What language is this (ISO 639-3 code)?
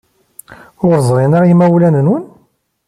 kab